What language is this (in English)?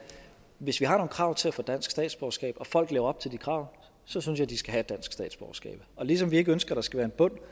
Danish